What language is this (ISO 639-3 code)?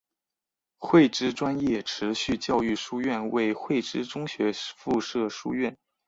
zho